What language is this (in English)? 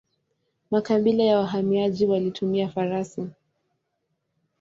Swahili